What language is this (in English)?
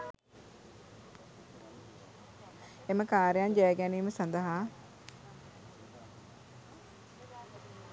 Sinhala